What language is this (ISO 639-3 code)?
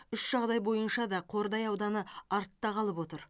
kaz